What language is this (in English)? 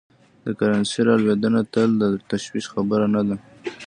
Pashto